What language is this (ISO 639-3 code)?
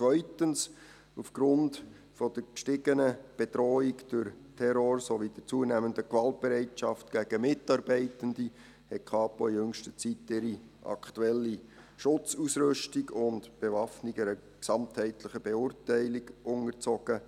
gsw